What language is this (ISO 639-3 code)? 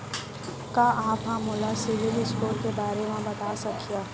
hne